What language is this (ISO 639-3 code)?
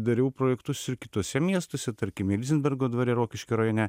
lit